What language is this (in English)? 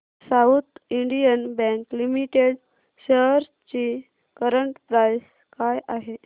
Marathi